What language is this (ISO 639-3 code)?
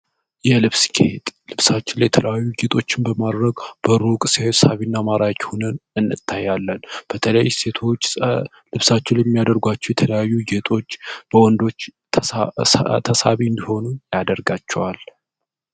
amh